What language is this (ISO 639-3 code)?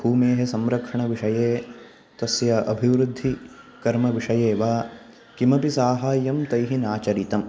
san